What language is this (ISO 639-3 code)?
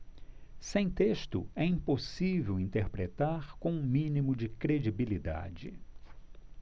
por